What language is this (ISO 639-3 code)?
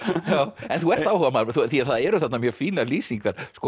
isl